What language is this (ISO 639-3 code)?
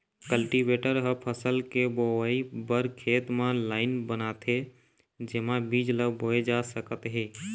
hne